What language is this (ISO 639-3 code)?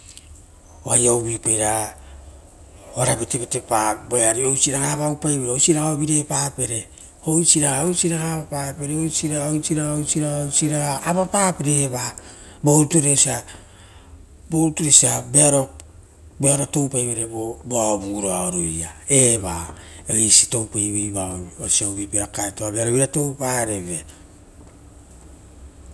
roo